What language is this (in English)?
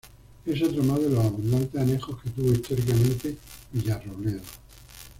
Spanish